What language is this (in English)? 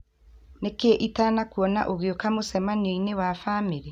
Kikuyu